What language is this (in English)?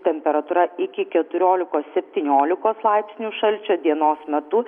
Lithuanian